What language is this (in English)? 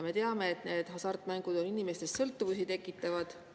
Estonian